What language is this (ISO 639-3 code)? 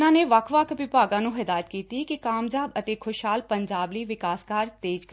pan